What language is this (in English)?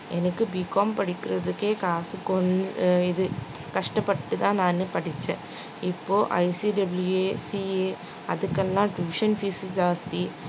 Tamil